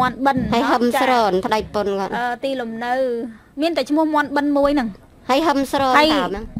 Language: Vietnamese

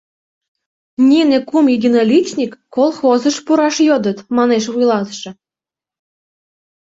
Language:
Mari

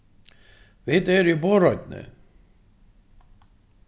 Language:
Faroese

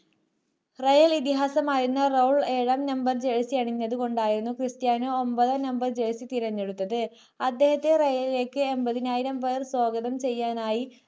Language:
Malayalam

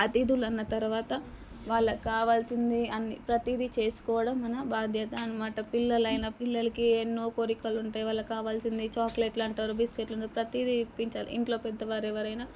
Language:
Telugu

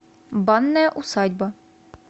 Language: Russian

